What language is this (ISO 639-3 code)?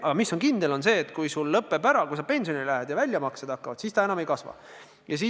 est